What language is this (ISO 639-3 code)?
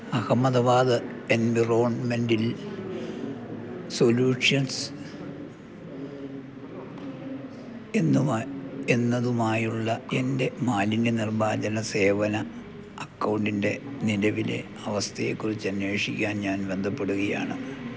mal